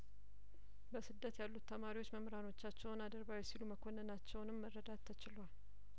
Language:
Amharic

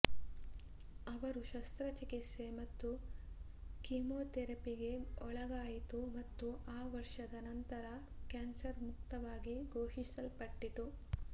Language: Kannada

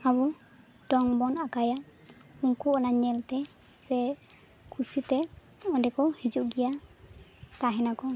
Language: Santali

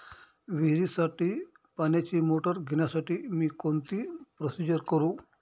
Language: Marathi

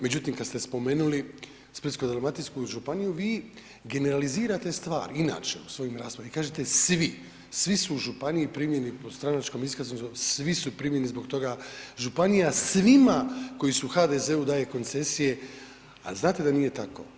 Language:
Croatian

